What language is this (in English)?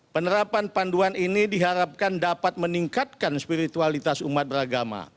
Indonesian